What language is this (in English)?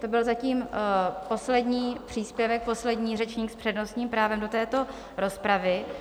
Czech